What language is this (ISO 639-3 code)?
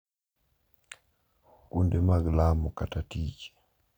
luo